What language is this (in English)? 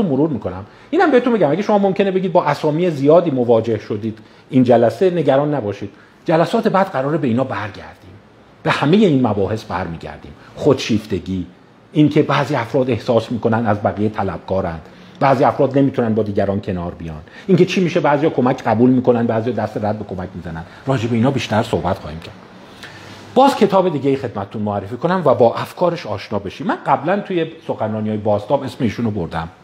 Persian